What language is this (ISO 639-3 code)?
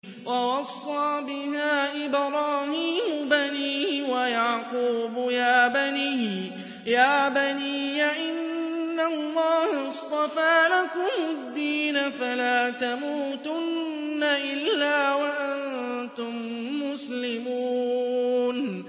ara